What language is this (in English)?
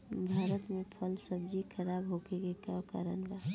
Bhojpuri